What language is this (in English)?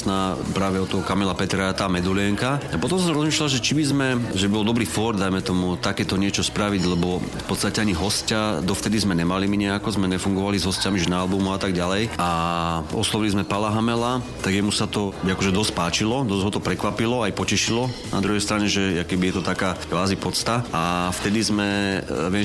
Slovak